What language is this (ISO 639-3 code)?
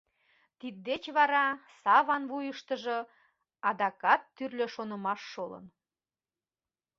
chm